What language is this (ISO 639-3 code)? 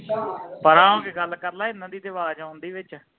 pan